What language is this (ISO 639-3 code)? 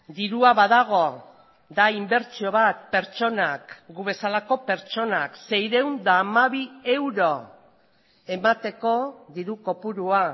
eus